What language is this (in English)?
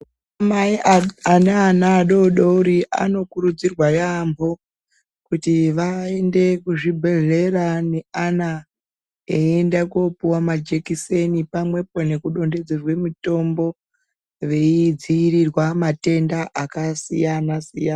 Ndau